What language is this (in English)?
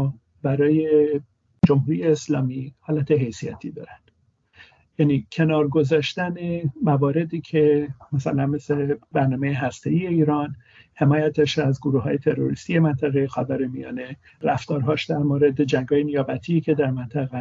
Persian